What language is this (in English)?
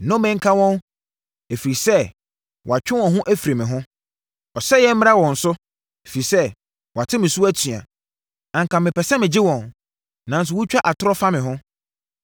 Akan